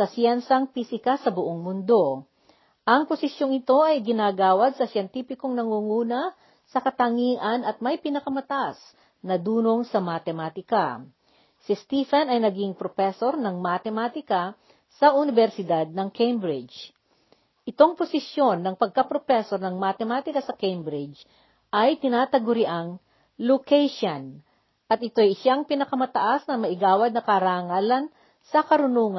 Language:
Filipino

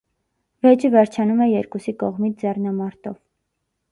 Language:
Armenian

